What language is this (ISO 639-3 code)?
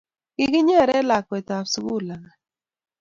kln